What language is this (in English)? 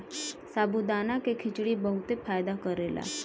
Bhojpuri